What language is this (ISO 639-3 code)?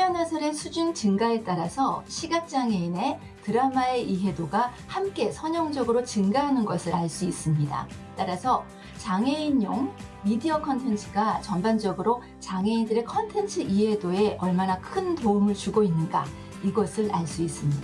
kor